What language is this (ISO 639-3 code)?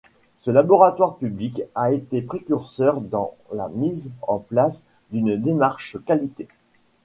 fra